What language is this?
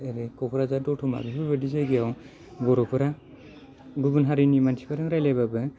Bodo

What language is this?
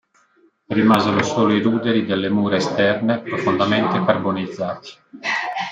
Italian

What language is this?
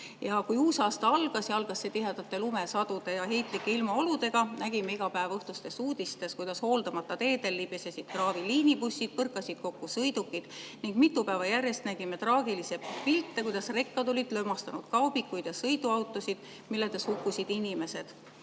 Estonian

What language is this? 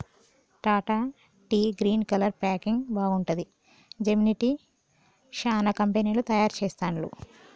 Telugu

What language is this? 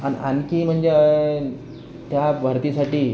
Marathi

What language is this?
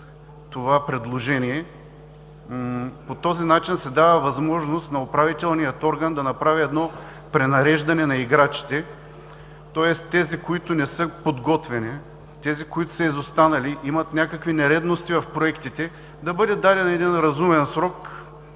Bulgarian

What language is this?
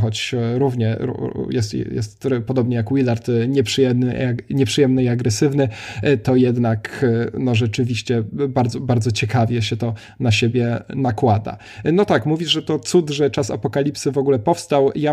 Polish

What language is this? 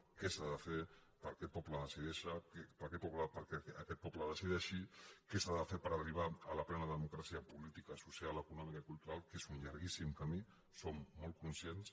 Catalan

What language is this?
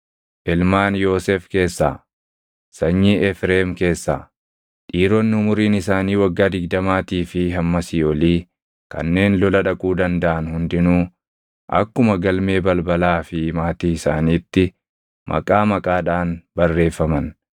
Oromo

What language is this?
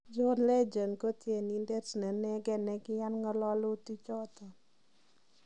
Kalenjin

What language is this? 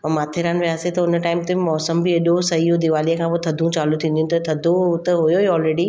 Sindhi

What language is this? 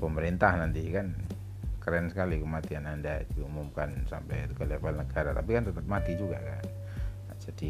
Indonesian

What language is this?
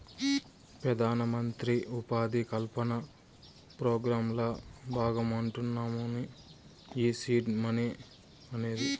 Telugu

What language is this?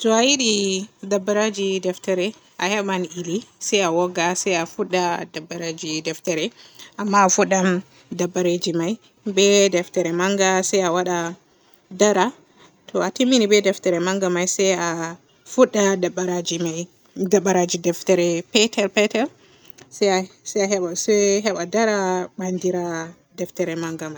Borgu Fulfulde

